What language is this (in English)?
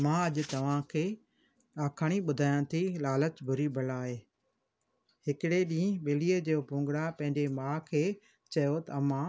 Sindhi